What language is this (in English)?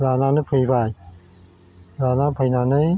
Bodo